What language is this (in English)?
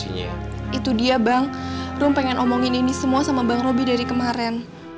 Indonesian